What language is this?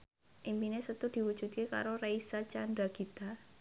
Javanese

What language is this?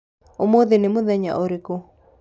Kikuyu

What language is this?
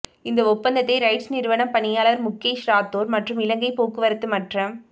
Tamil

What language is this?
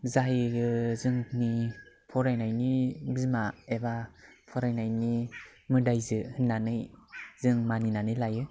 Bodo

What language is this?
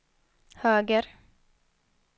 Swedish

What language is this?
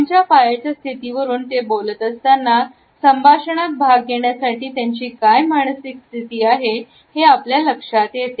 Marathi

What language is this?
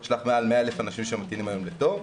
Hebrew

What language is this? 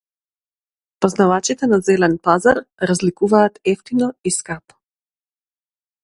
Macedonian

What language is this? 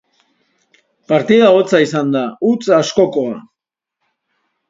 Basque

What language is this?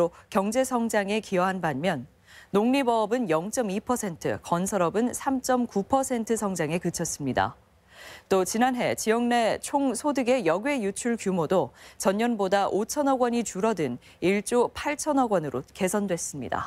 Korean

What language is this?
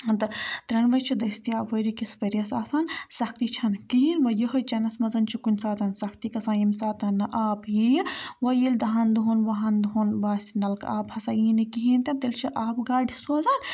Kashmiri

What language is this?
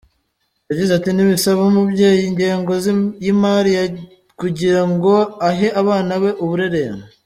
Kinyarwanda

